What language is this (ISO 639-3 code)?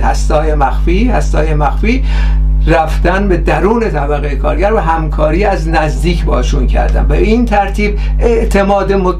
fas